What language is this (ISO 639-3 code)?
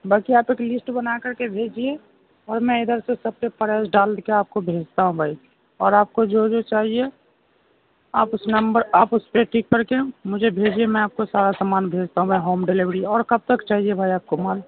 urd